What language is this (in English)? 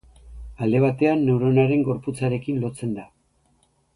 Basque